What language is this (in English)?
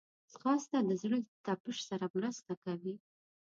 Pashto